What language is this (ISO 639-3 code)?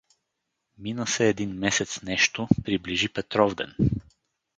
bul